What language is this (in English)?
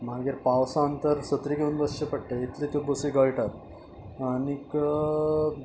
Konkani